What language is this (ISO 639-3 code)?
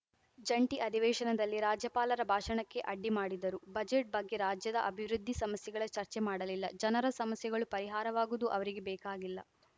kan